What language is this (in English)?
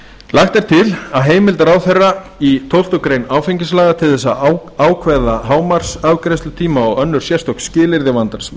Icelandic